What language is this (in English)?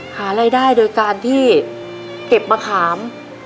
Thai